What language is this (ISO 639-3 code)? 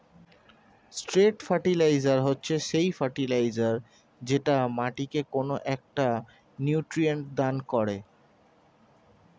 ben